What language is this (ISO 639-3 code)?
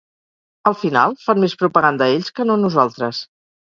cat